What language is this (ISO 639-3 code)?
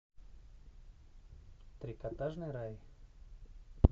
rus